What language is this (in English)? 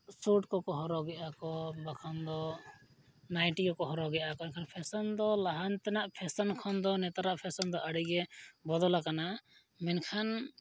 Santali